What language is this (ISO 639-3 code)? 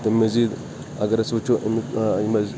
kas